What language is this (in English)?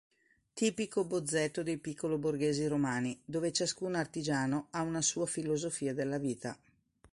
Italian